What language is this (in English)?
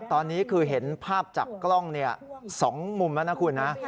Thai